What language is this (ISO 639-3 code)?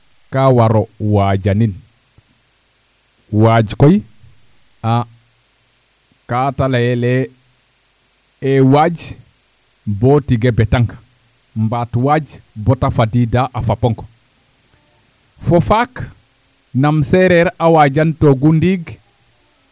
srr